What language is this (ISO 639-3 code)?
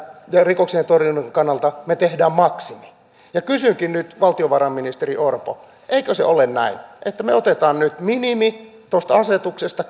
fin